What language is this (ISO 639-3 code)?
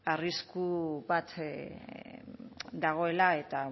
eus